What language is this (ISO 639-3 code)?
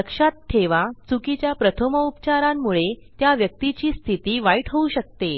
mar